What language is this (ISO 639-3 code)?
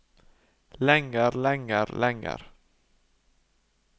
nor